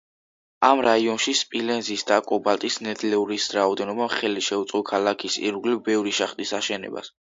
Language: Georgian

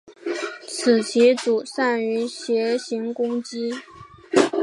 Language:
Chinese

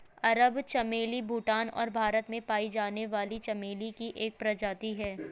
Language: Hindi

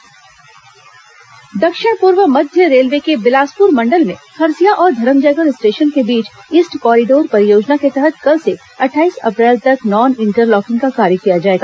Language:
Hindi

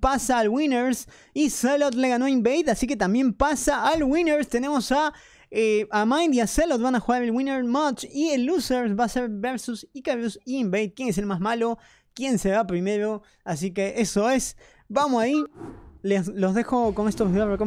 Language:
Spanish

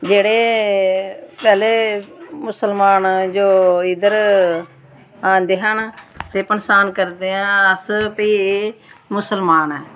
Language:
Dogri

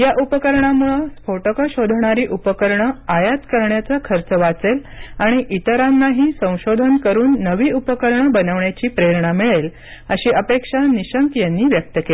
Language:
Marathi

